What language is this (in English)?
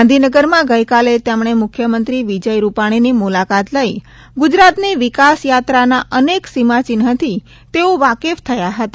Gujarati